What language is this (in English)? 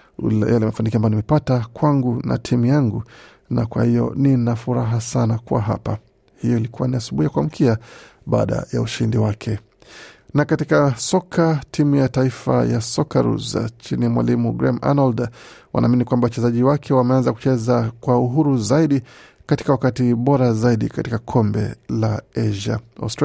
Swahili